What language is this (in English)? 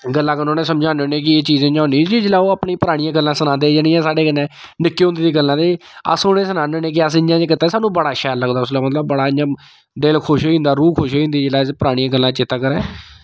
Dogri